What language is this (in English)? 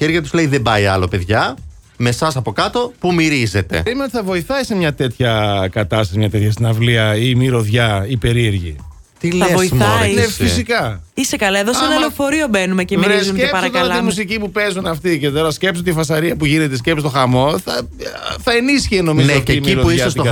Greek